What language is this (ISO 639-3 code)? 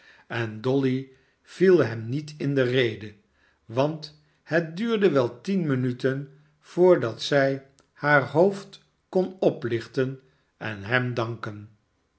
nld